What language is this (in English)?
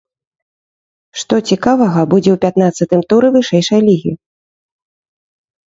Belarusian